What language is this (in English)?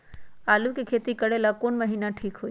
Magahi